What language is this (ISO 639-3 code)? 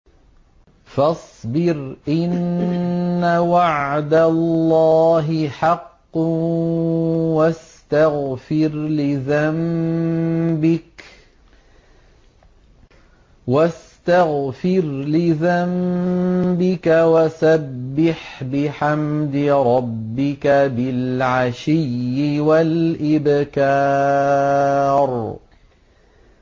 ara